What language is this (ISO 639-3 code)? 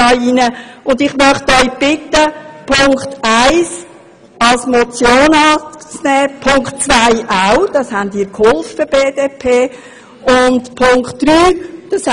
gsw